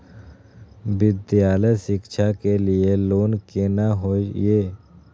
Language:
Maithili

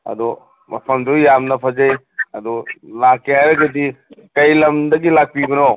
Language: Manipuri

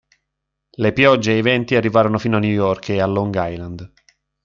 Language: Italian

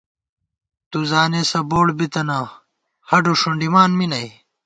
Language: Gawar-Bati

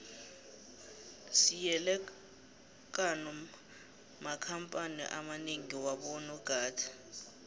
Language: South Ndebele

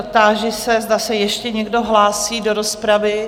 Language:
Czech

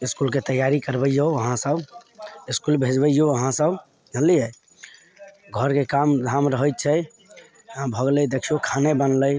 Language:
Maithili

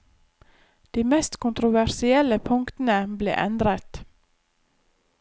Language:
Norwegian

